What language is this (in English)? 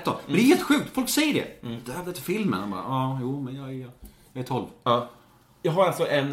Swedish